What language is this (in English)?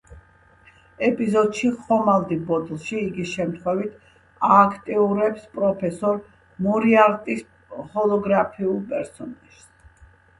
Georgian